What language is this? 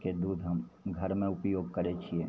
Maithili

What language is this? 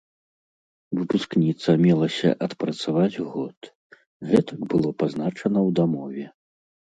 Belarusian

